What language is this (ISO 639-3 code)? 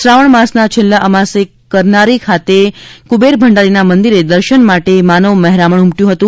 guj